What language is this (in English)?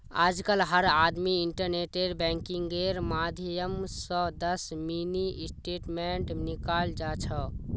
Magahi